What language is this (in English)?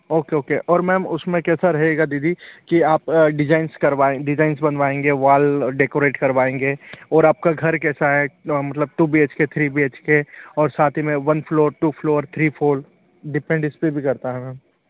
Hindi